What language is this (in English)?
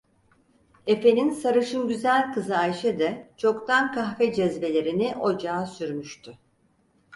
Turkish